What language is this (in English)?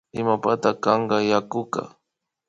Imbabura Highland Quichua